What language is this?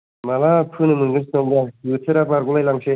Bodo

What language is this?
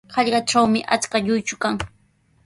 Sihuas Ancash Quechua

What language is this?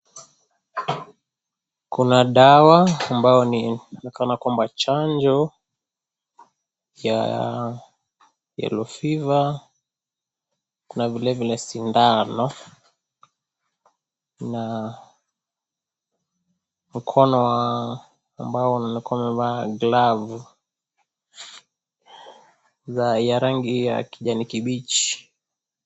Swahili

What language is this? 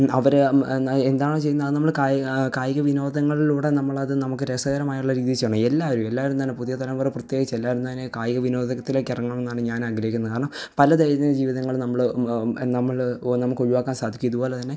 Malayalam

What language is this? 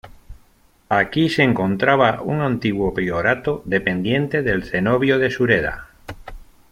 Spanish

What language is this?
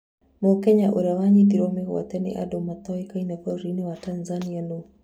Kikuyu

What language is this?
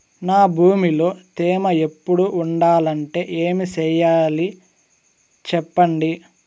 Telugu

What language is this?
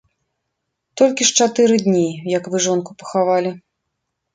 Belarusian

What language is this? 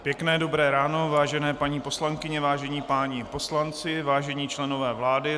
Czech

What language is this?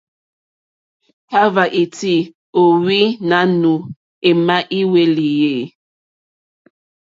Mokpwe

